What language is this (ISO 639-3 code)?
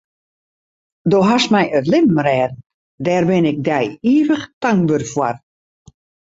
fry